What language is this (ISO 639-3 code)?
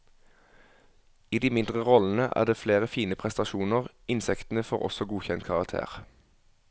nor